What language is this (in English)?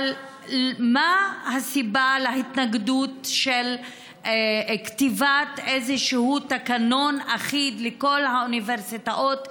Hebrew